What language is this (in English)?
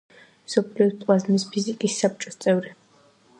Georgian